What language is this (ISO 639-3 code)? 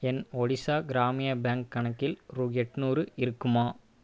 tam